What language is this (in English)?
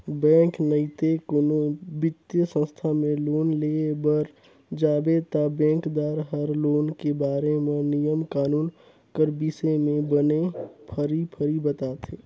Chhattisgarhi